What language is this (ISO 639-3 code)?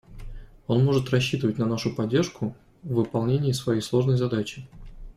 rus